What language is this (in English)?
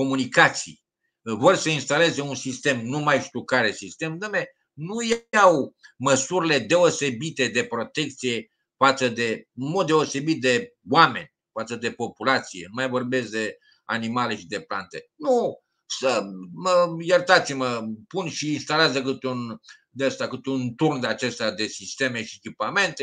Romanian